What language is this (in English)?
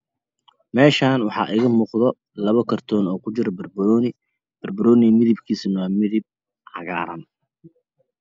Somali